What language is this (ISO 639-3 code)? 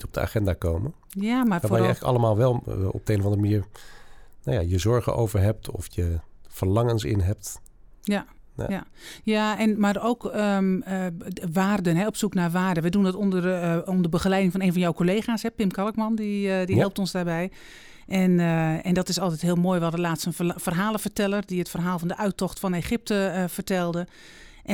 nld